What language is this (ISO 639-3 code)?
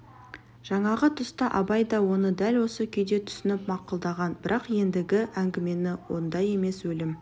kaz